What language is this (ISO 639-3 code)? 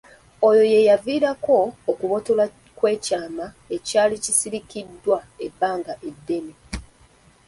lug